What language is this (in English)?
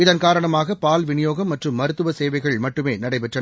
Tamil